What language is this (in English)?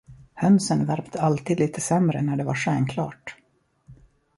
Swedish